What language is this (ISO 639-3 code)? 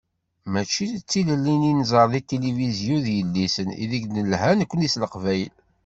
kab